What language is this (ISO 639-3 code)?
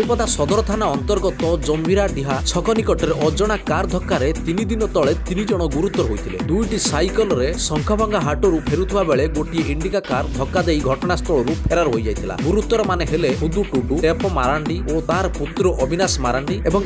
ita